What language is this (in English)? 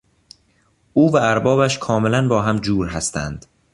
Persian